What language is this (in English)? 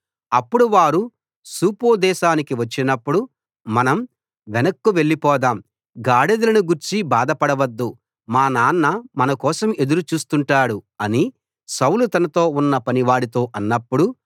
Telugu